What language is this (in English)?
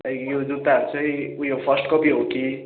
Nepali